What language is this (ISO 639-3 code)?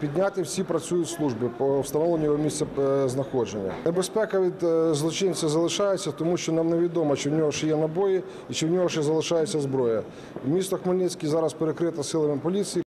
ukr